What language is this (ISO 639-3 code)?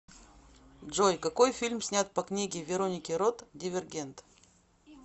rus